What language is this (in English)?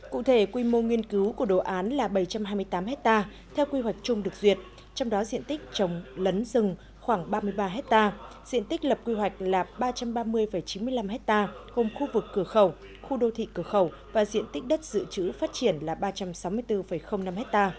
Vietnamese